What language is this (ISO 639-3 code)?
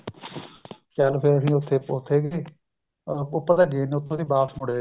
pan